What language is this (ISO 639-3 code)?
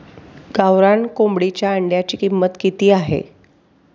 mar